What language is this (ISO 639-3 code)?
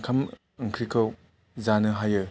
brx